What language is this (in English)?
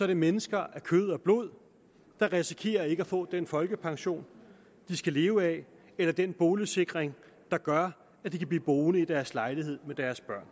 Danish